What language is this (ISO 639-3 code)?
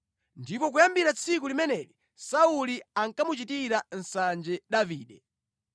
nya